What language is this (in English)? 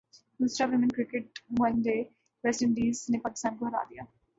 Urdu